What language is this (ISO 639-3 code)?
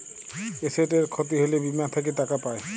ben